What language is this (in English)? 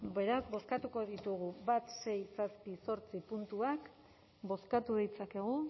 Basque